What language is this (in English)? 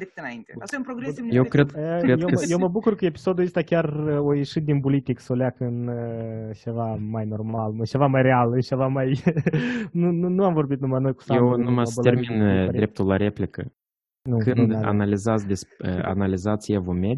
Romanian